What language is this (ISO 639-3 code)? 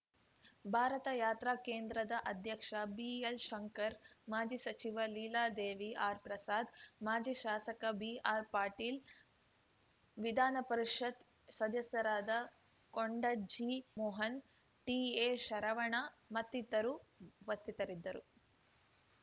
kan